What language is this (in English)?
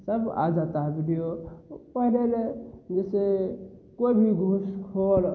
Hindi